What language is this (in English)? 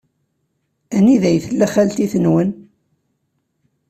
Kabyle